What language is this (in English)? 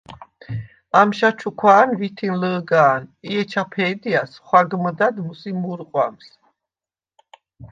Svan